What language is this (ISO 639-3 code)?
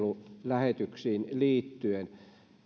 fin